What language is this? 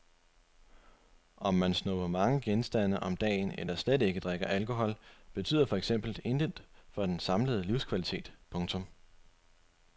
Danish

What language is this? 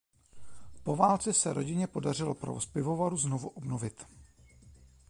Czech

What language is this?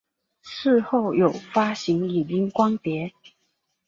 Chinese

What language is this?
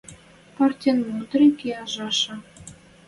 Western Mari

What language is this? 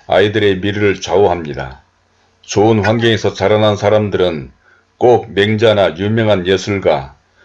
Korean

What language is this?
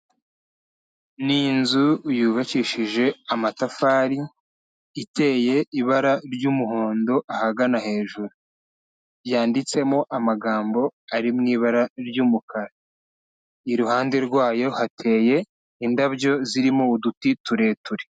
Kinyarwanda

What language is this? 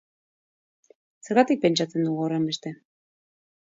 Basque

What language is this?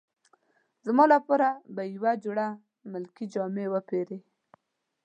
Pashto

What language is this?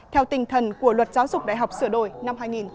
Vietnamese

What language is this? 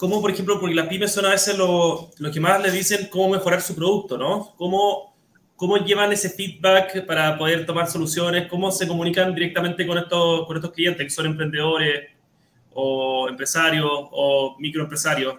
Spanish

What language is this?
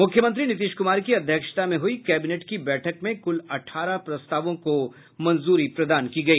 Hindi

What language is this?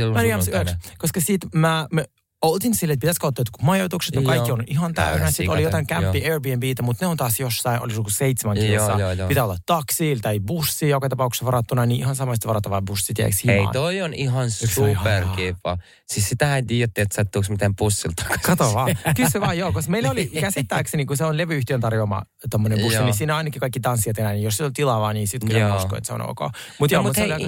Finnish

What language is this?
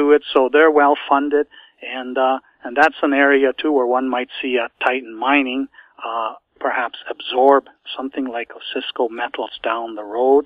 English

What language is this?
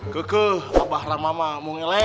Indonesian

